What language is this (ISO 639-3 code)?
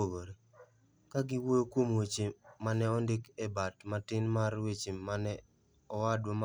luo